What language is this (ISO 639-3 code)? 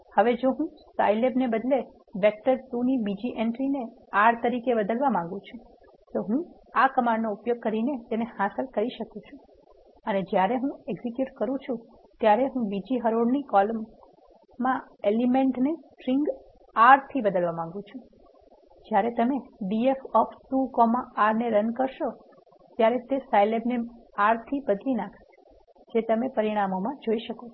guj